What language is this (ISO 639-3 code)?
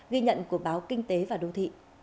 vie